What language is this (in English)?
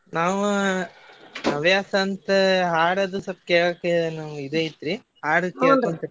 Kannada